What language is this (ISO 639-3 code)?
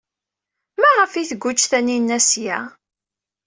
kab